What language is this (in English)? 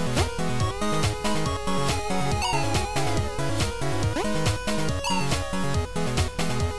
Russian